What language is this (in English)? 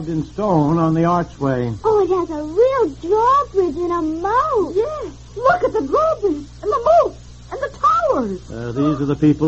English